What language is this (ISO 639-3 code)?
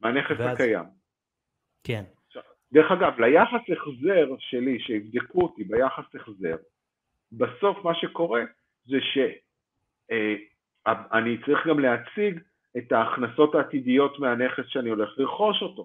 heb